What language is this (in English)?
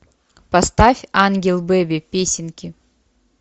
Russian